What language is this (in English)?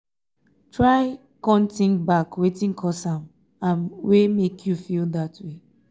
Nigerian Pidgin